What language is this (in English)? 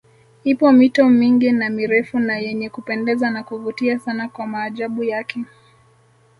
Swahili